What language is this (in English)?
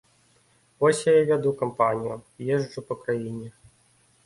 Belarusian